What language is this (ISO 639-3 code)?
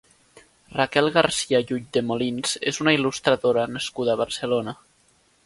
cat